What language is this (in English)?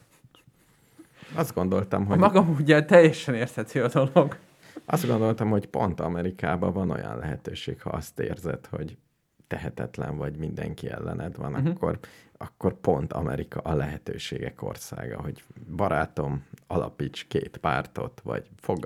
Hungarian